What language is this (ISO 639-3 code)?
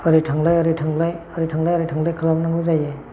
brx